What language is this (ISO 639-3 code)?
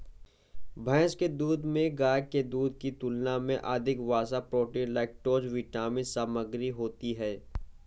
hin